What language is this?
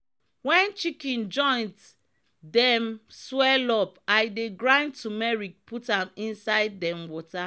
Nigerian Pidgin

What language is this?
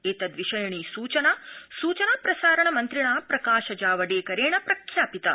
Sanskrit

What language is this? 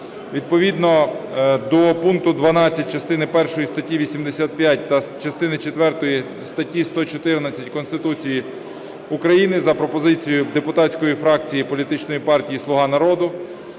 Ukrainian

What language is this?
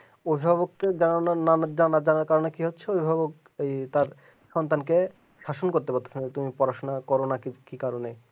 Bangla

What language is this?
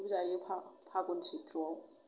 Bodo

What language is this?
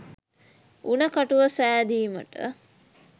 Sinhala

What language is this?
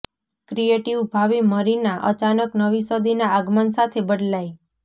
Gujarati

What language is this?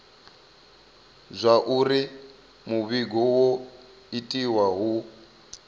Venda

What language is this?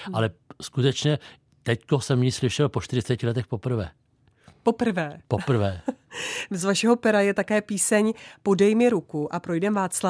Czech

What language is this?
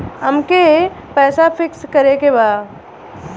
Bhojpuri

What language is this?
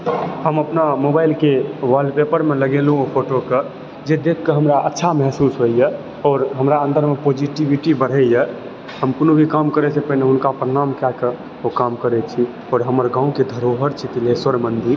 Maithili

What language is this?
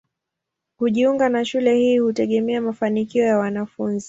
Swahili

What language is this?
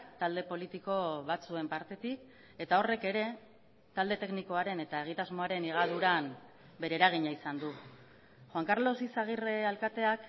Basque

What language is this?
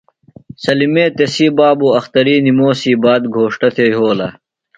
Phalura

